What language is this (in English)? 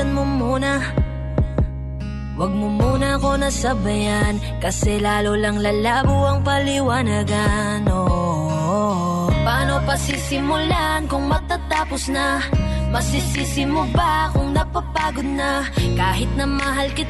Filipino